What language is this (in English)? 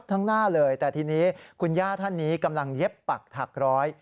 Thai